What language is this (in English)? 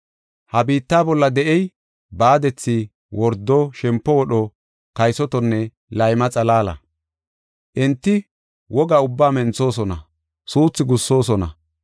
Gofa